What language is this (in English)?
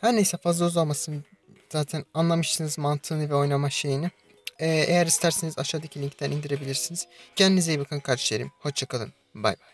Turkish